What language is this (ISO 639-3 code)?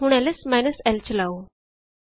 pan